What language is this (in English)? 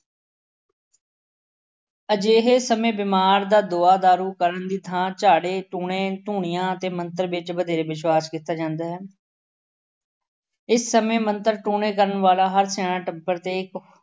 Punjabi